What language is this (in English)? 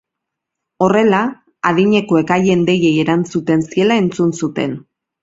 Basque